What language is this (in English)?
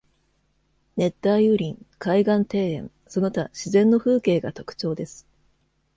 Japanese